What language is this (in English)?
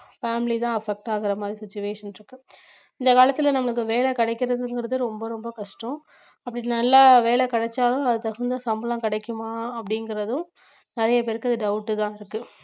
Tamil